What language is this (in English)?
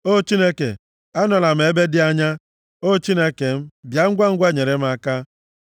Igbo